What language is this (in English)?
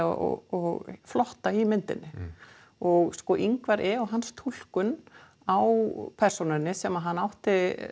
Icelandic